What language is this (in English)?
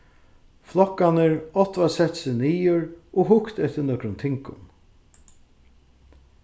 Faroese